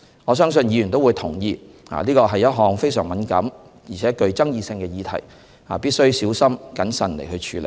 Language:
Cantonese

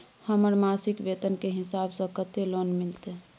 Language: Maithili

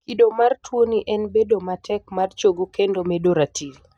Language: Luo (Kenya and Tanzania)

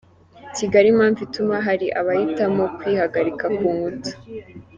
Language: Kinyarwanda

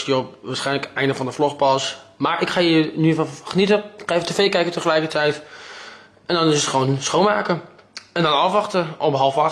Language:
Dutch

